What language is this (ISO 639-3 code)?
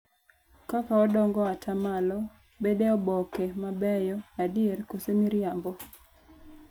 luo